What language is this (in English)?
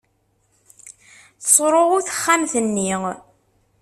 Kabyle